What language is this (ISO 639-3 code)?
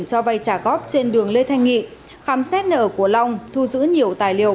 vie